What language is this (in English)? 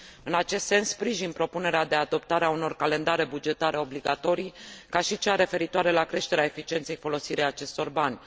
Romanian